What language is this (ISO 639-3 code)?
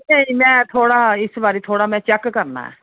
doi